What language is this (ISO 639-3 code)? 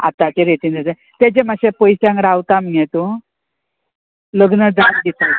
kok